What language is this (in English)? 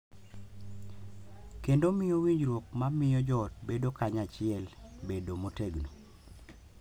Luo (Kenya and Tanzania)